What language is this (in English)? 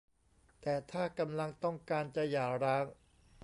Thai